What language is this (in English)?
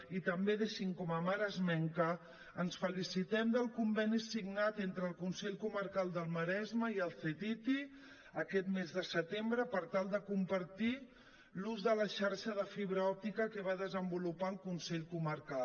Catalan